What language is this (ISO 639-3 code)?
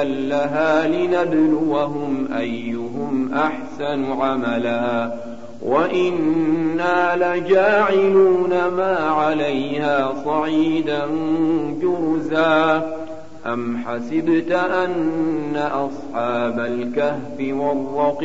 ara